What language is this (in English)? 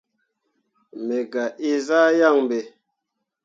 Mundang